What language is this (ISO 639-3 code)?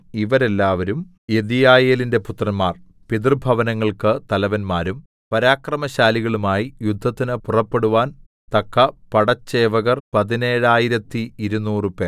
mal